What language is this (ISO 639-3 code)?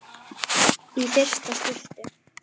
isl